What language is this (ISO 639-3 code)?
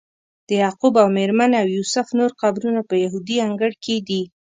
pus